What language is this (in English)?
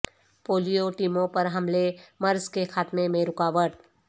Urdu